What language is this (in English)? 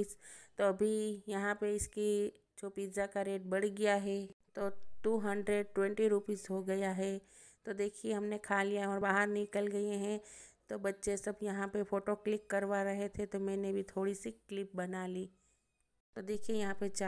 Hindi